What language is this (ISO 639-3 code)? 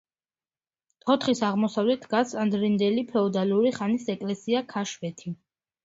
kat